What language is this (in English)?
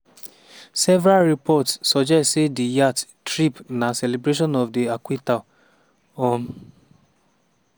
Nigerian Pidgin